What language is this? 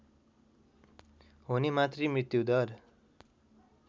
Nepali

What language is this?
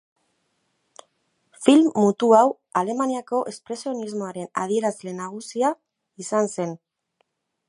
Basque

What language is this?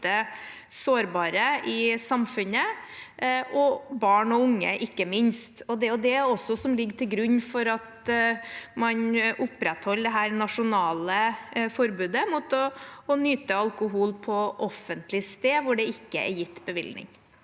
Norwegian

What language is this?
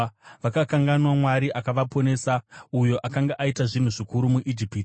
Shona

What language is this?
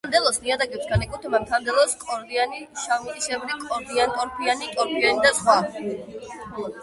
Georgian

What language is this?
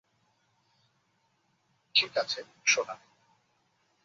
Bangla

